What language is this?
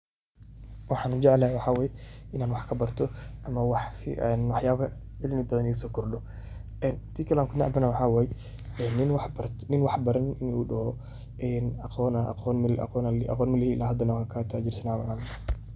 Somali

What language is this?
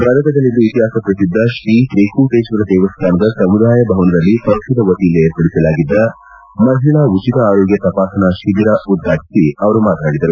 Kannada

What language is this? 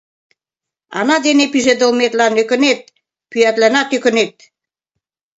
Mari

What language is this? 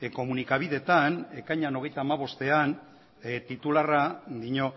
Basque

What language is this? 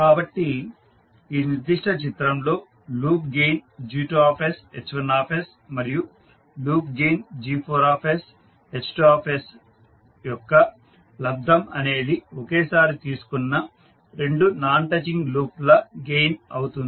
Telugu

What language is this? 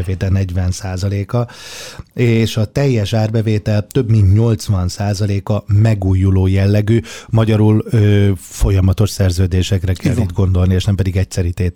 Hungarian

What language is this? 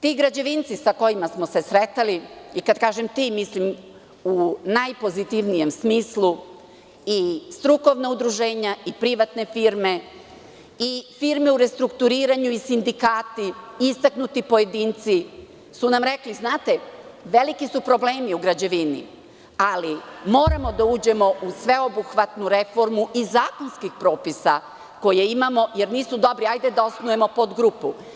Serbian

